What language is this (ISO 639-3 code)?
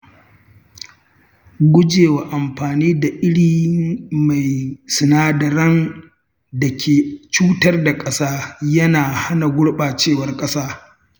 hau